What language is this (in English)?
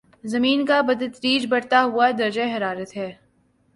Urdu